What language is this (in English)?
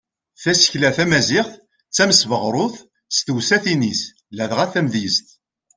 Kabyle